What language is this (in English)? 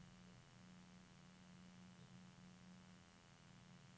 Norwegian